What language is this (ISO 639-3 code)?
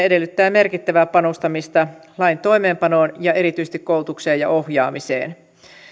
fin